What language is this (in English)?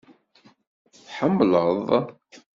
Kabyle